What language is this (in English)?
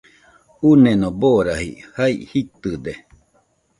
Nüpode Huitoto